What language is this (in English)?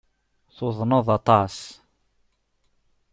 Kabyle